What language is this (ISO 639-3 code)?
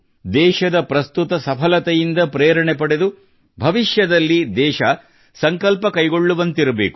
kan